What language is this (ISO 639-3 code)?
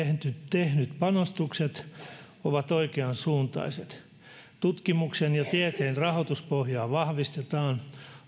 fin